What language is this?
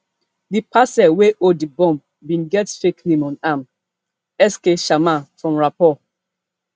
Nigerian Pidgin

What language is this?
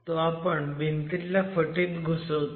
Marathi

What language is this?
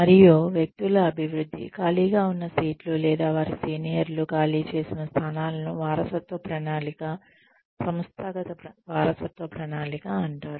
Telugu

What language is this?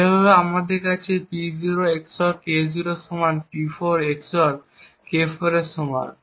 Bangla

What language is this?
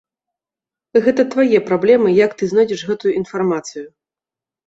Belarusian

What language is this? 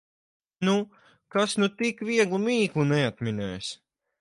Latvian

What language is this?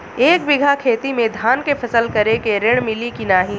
Bhojpuri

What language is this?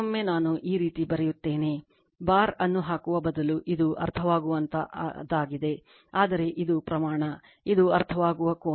Kannada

